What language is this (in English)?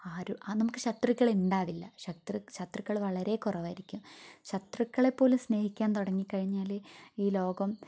Malayalam